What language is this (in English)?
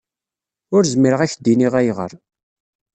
Kabyle